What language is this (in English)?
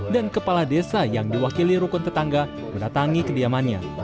Indonesian